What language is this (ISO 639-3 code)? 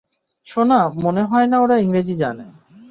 ben